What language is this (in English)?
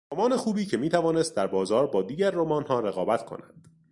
Persian